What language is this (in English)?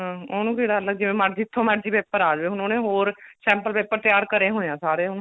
Punjabi